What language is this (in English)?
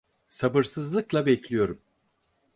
Turkish